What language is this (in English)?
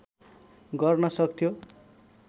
Nepali